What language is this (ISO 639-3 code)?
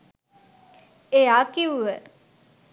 sin